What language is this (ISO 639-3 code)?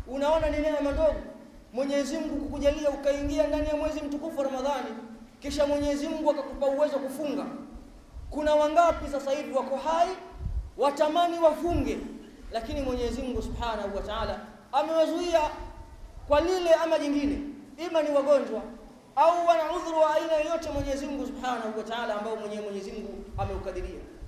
swa